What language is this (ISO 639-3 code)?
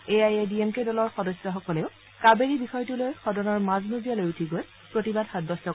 asm